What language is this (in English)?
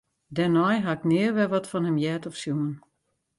Western Frisian